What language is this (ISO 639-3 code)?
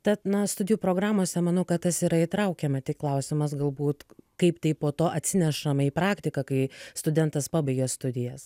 lit